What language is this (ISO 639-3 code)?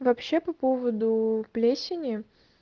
rus